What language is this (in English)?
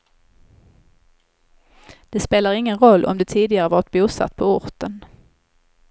Swedish